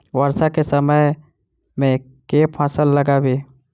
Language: Maithili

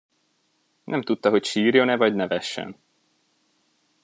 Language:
Hungarian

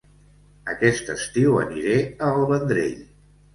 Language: Catalan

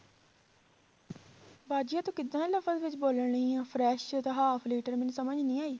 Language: Punjabi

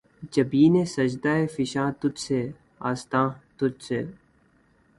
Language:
Urdu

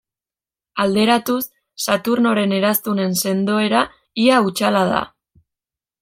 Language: Basque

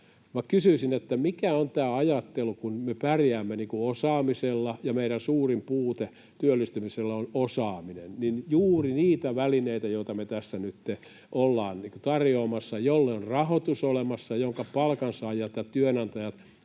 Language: Finnish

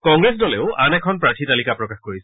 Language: Assamese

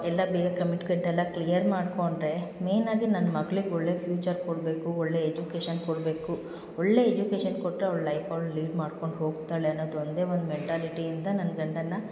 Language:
Kannada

